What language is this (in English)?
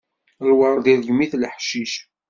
Kabyle